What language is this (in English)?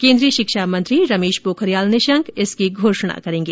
Hindi